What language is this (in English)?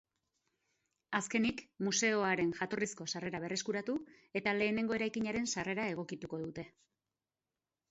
Basque